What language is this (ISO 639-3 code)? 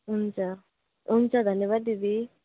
nep